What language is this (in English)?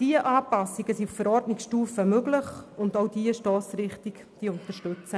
Swiss German